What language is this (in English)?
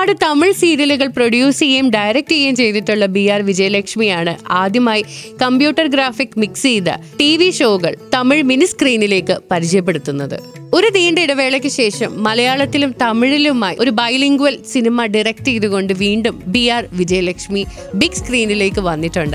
Malayalam